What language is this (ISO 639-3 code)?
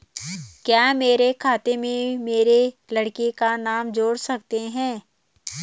hin